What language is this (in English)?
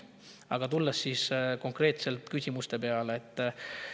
Estonian